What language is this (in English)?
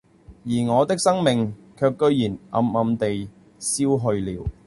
Cantonese